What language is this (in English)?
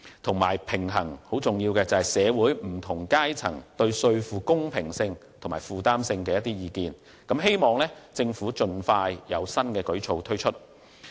Cantonese